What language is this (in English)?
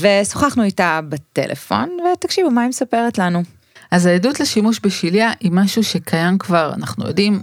Hebrew